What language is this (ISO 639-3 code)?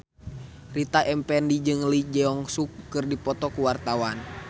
sun